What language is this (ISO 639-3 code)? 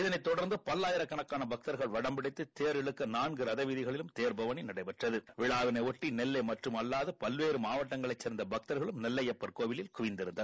tam